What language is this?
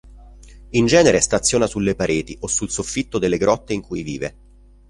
Italian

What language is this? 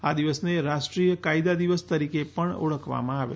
Gujarati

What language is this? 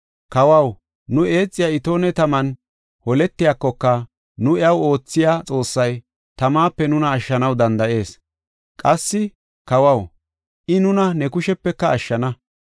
Gofa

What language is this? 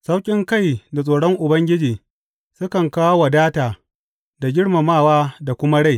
Hausa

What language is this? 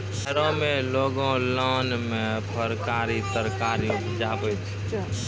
Maithili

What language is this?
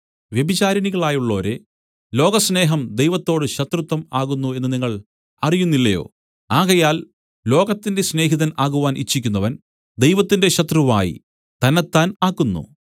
Malayalam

